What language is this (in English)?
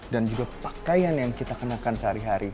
Indonesian